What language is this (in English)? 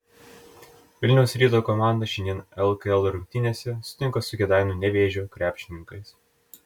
Lithuanian